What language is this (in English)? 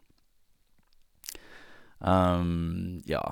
Norwegian